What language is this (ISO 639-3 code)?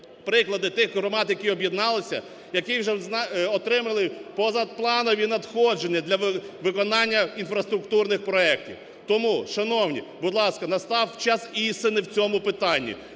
ukr